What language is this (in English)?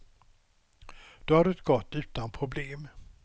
Swedish